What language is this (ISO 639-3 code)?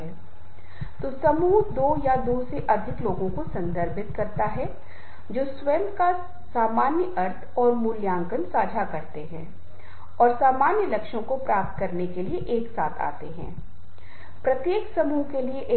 hin